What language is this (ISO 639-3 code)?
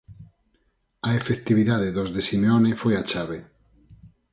glg